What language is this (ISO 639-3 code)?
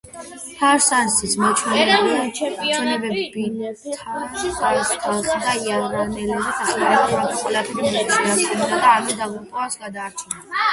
kat